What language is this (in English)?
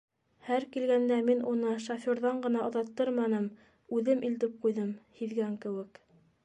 Bashkir